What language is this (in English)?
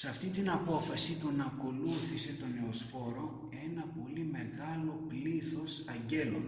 Greek